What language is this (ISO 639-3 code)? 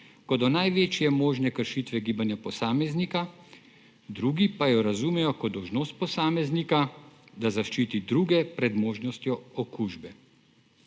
slv